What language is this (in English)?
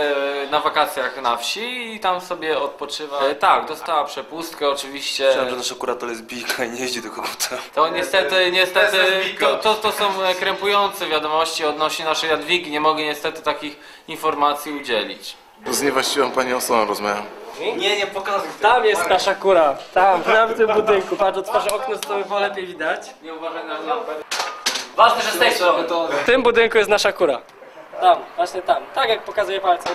Polish